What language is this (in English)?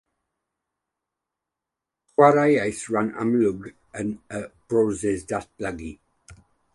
Welsh